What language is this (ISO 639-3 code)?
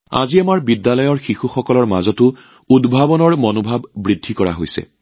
asm